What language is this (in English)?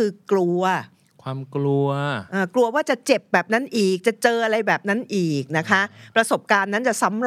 Thai